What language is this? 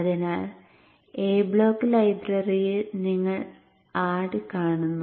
Malayalam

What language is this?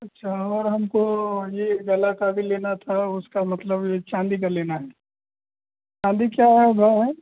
Hindi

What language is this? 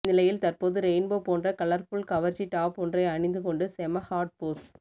Tamil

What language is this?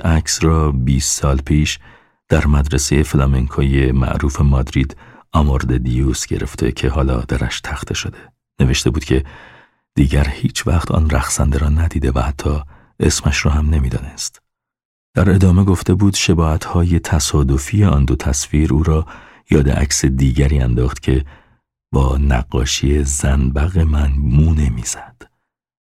Persian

